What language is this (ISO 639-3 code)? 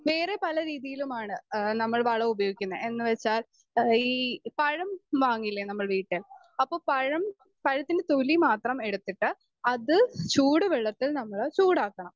mal